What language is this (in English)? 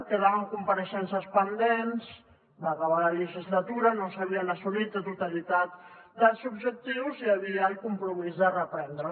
Catalan